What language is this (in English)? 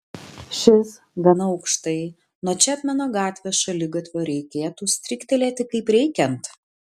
Lithuanian